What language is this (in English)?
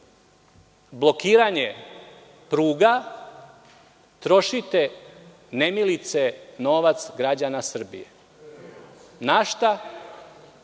Serbian